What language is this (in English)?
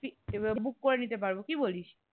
Bangla